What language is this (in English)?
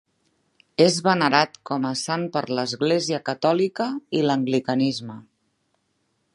Catalan